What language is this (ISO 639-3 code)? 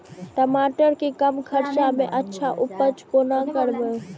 mai